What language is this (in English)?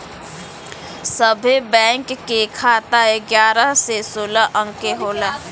Bhojpuri